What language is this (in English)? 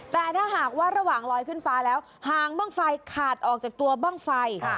Thai